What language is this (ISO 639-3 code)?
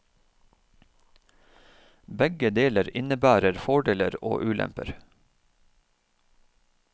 nor